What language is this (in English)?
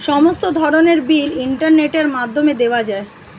Bangla